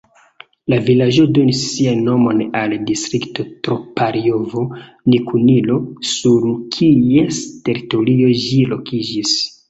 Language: Esperanto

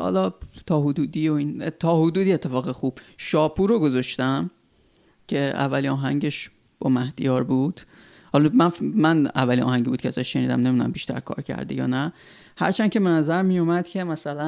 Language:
Persian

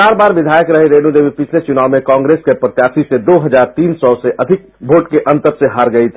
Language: Hindi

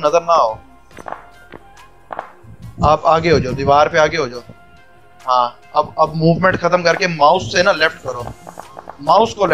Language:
Hindi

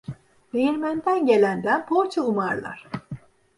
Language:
Turkish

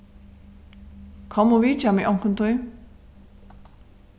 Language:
Faroese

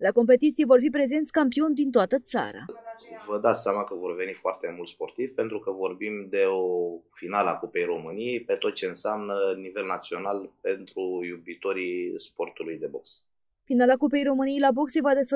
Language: Romanian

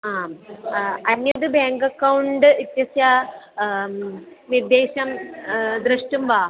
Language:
Sanskrit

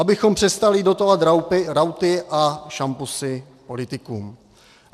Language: Czech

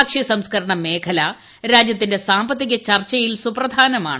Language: Malayalam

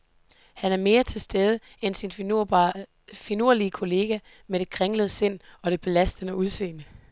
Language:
Danish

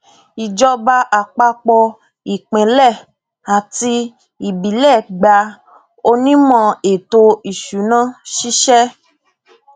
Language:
Yoruba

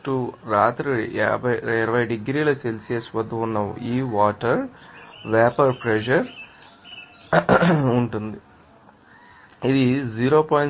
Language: Telugu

